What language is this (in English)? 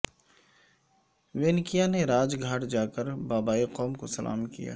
Urdu